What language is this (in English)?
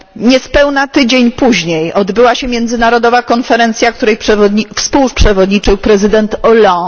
Polish